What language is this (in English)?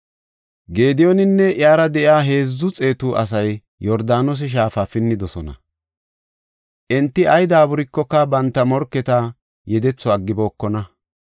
Gofa